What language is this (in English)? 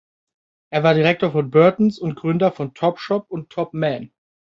German